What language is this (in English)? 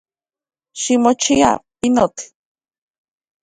Central Puebla Nahuatl